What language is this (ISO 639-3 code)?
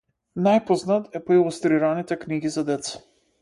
mkd